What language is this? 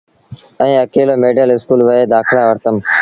Sindhi Bhil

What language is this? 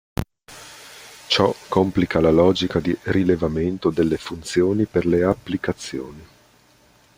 Italian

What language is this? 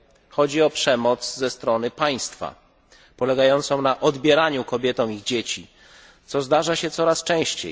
Polish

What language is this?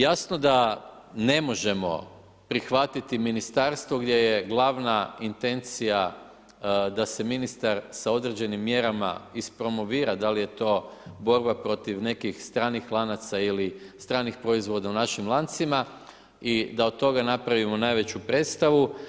Croatian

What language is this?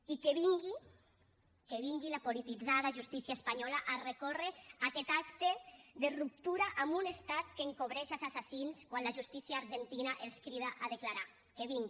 Catalan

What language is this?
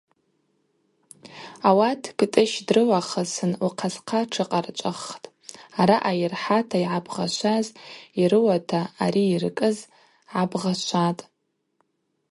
Abaza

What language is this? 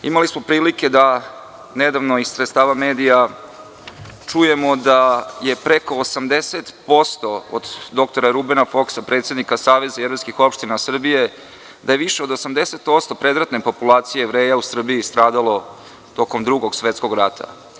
Serbian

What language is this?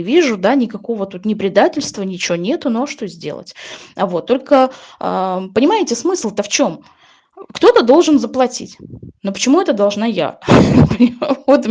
Russian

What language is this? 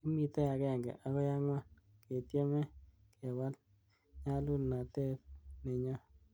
Kalenjin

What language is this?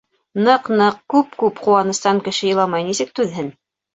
Bashkir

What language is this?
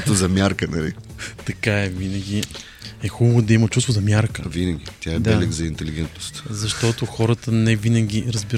Bulgarian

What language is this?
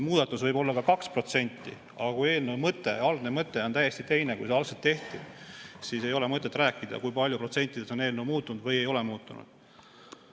Estonian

